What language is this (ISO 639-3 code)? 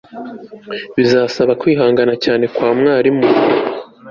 kin